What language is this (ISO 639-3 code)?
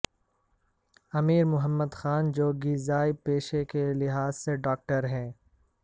urd